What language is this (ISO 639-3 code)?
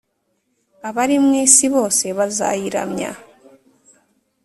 kin